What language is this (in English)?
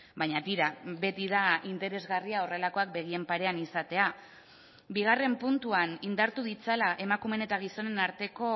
Basque